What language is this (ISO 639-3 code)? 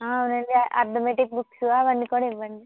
tel